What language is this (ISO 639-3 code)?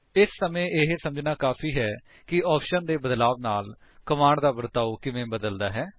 pan